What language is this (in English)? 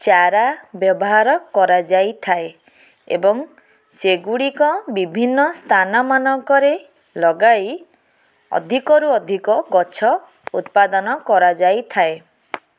Odia